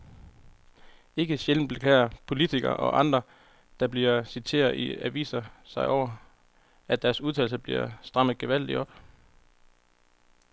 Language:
Danish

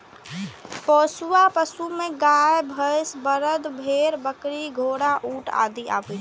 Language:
Maithili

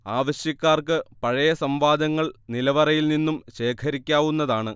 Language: Malayalam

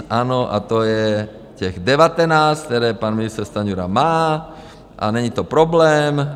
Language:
Czech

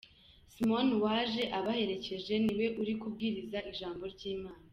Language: Kinyarwanda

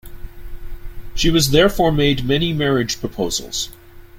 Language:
English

